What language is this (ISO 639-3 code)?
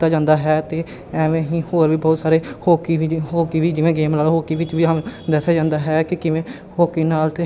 pan